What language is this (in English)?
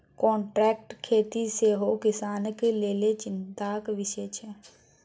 Maithili